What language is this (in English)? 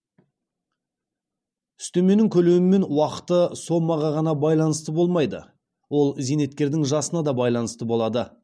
Kazakh